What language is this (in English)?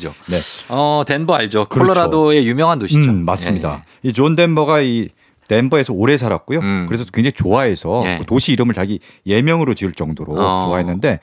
Korean